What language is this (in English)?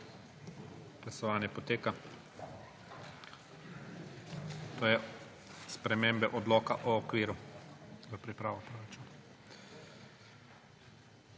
Slovenian